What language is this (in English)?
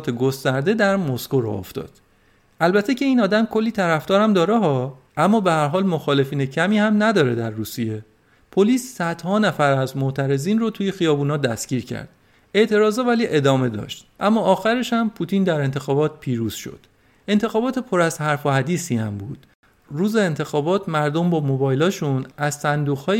Persian